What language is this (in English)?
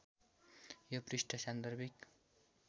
Nepali